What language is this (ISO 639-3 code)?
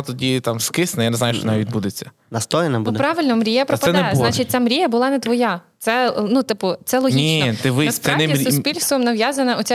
ukr